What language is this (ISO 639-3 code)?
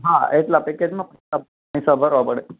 guj